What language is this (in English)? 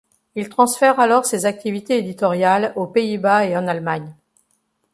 French